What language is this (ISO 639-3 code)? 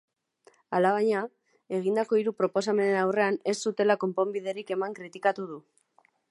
eus